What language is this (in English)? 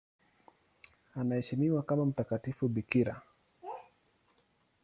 Swahili